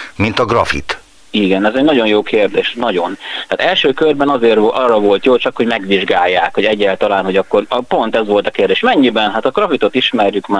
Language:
Hungarian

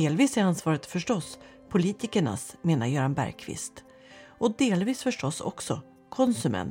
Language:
Swedish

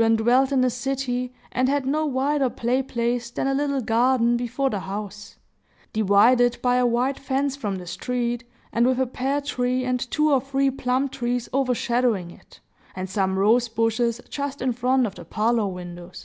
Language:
English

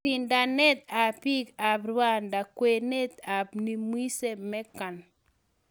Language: Kalenjin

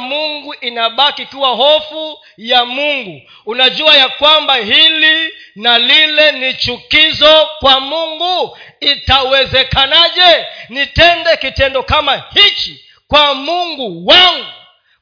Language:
Swahili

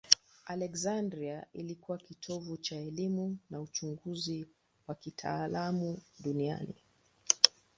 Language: Swahili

